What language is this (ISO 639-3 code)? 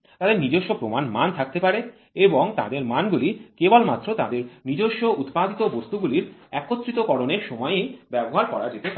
ben